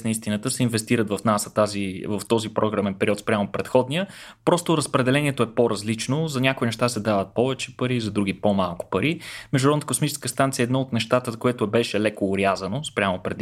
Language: Bulgarian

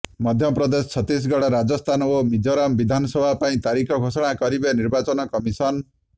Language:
Odia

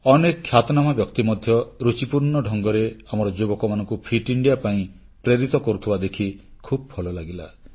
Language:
Odia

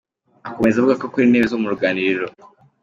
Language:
Kinyarwanda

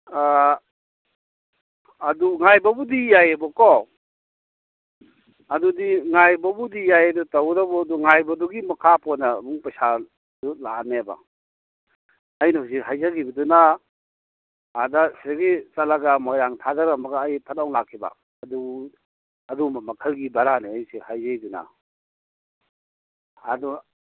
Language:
Manipuri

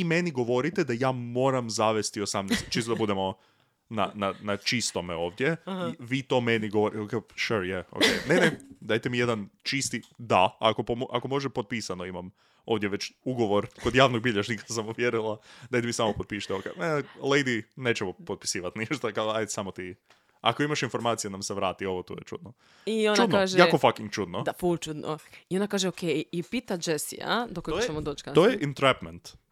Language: Croatian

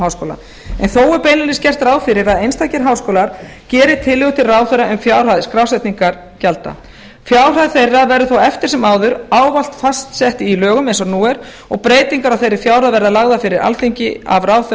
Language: Icelandic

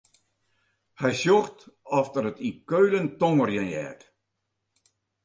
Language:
Western Frisian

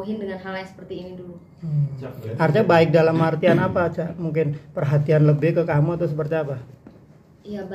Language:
Indonesian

